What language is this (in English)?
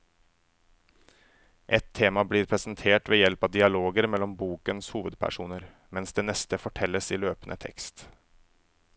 Norwegian